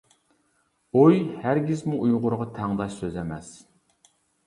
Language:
Uyghur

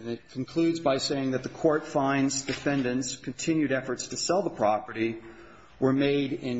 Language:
English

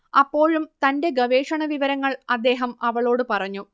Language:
Malayalam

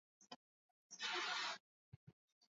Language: Swahili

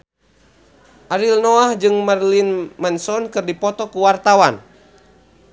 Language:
Sundanese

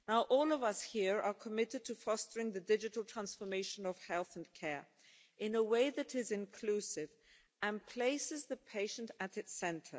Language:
English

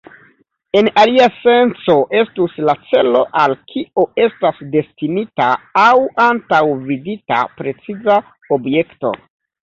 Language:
Esperanto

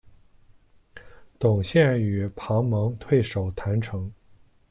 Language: Chinese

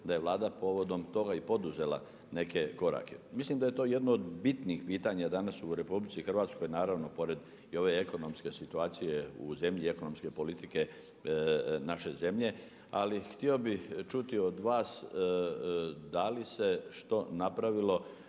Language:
Croatian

